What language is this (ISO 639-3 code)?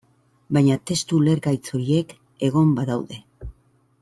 eus